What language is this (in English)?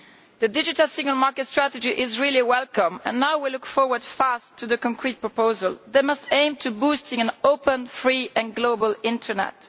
English